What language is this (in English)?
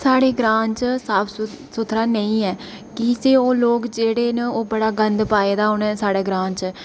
Dogri